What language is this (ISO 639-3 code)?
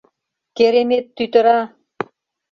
chm